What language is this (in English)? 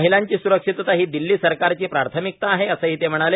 Marathi